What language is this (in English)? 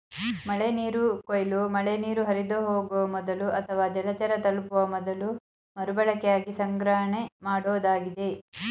Kannada